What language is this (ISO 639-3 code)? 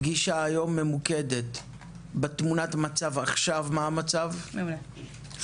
heb